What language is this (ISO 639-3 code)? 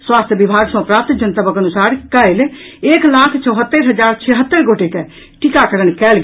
mai